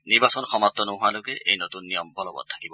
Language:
Assamese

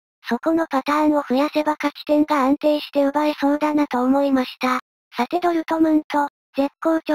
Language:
Japanese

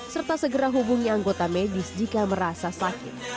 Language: Indonesian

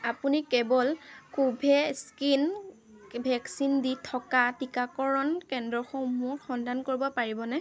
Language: Assamese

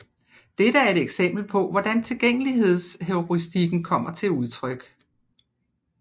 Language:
Danish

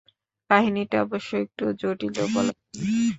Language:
Bangla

